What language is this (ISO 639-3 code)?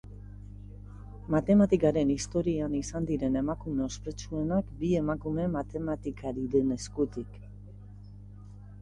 eus